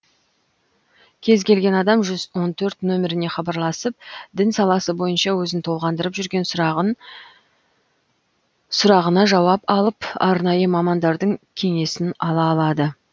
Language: Kazakh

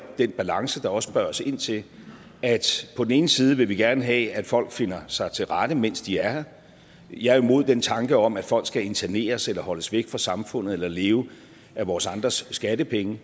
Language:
Danish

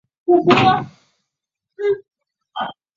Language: Chinese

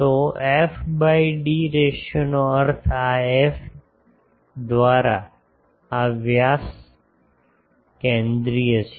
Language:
Gujarati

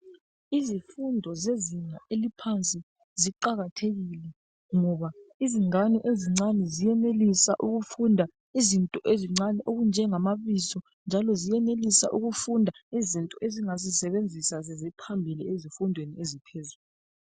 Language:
North Ndebele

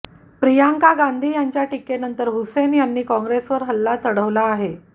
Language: Marathi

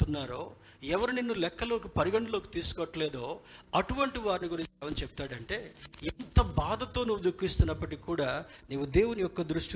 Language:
Telugu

